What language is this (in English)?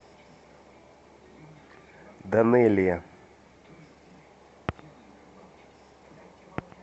Russian